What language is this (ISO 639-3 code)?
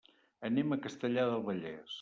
cat